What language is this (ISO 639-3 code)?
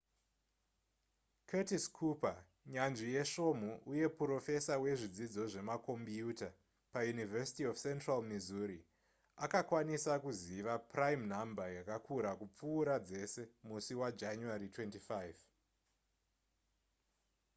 sna